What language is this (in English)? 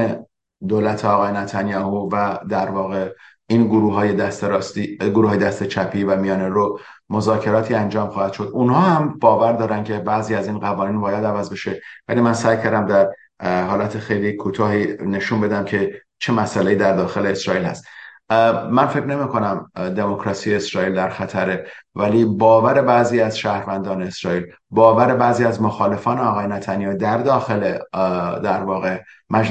Persian